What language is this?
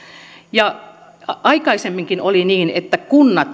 Finnish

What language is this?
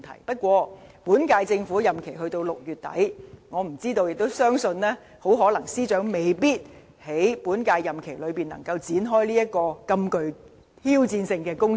Cantonese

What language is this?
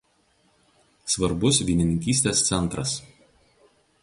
Lithuanian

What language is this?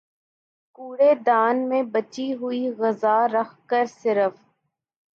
Urdu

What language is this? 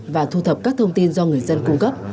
Vietnamese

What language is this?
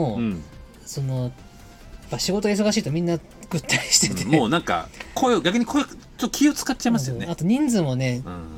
Japanese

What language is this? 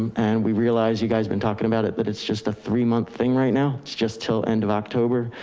English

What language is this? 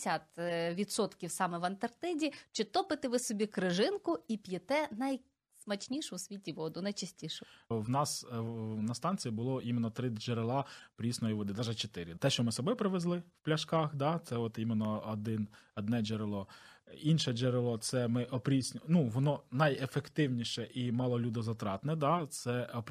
Ukrainian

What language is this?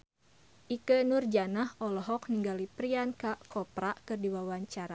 Sundanese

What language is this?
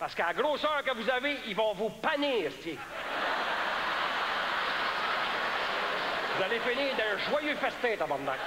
French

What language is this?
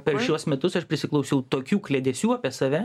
Lithuanian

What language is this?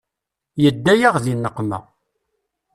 Kabyle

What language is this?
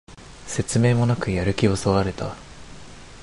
Japanese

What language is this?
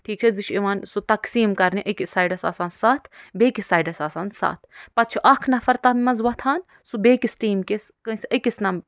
Kashmiri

